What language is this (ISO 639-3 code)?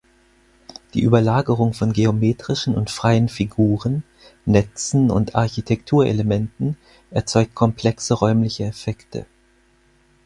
deu